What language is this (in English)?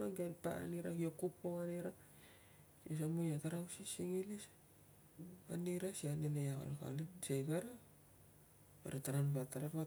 Tungag